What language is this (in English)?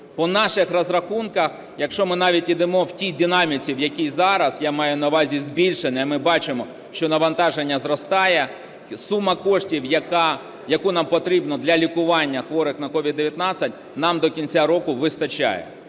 Ukrainian